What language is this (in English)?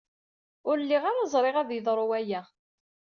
Kabyle